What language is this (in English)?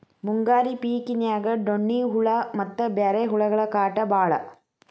Kannada